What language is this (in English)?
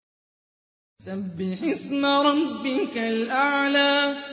Arabic